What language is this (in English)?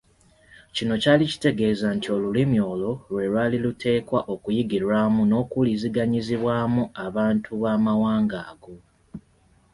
Ganda